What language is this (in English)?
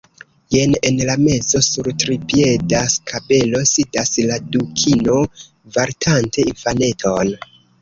Esperanto